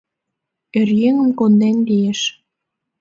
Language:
Mari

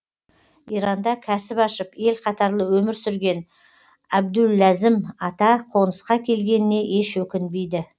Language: Kazakh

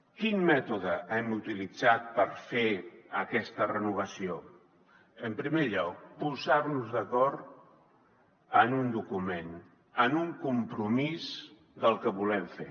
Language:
Catalan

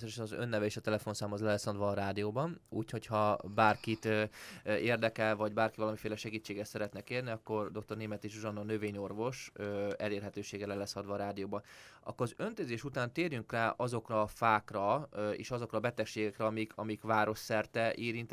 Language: Hungarian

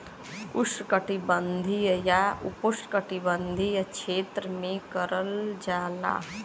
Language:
Bhojpuri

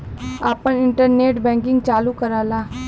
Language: Bhojpuri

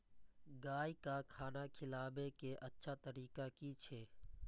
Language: Maithili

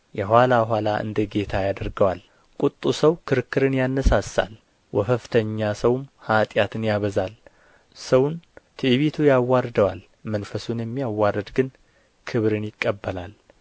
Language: Amharic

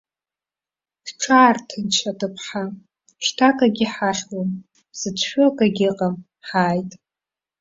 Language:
Abkhazian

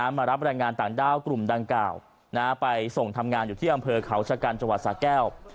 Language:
Thai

